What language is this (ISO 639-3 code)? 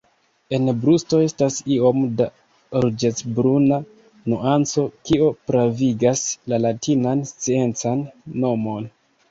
epo